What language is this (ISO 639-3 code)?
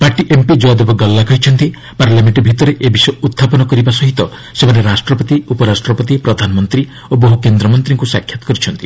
ori